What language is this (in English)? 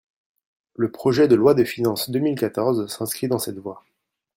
French